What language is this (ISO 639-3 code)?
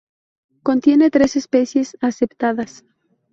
spa